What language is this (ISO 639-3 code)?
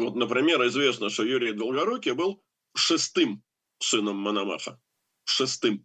rus